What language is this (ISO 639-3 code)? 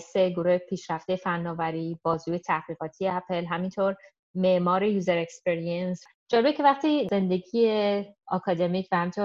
fas